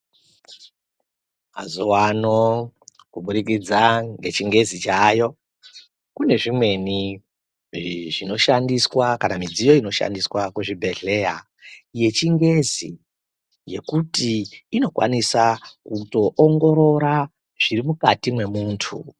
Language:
Ndau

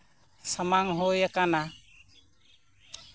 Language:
Santali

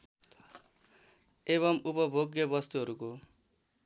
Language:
Nepali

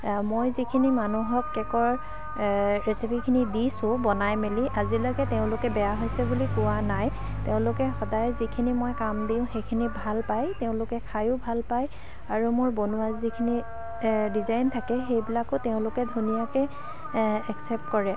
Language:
Assamese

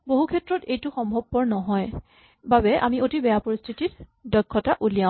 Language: Assamese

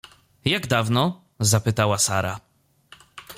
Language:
Polish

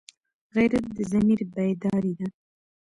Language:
Pashto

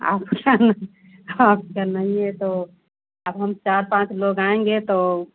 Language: Hindi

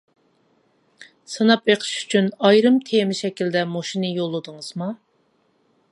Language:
Uyghur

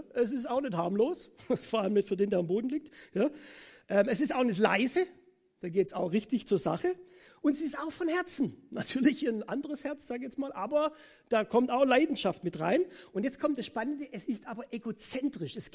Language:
German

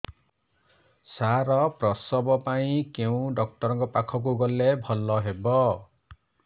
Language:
Odia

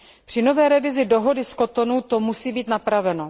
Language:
Czech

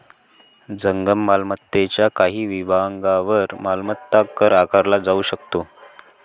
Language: Marathi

